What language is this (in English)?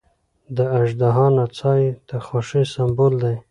Pashto